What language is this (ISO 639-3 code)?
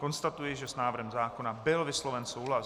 ces